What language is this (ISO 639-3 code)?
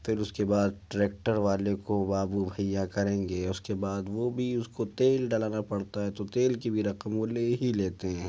urd